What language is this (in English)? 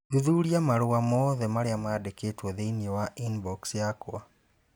Kikuyu